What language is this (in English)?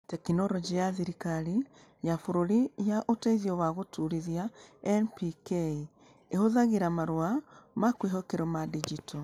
Kikuyu